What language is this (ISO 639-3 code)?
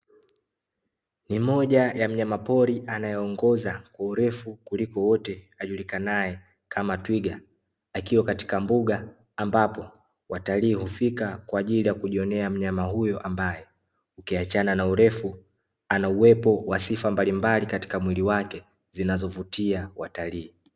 swa